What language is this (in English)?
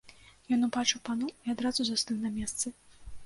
Belarusian